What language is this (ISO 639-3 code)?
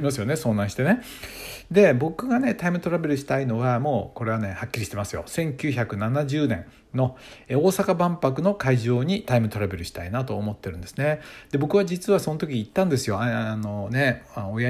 jpn